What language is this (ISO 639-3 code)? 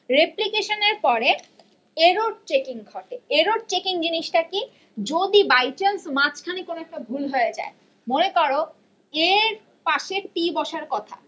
ben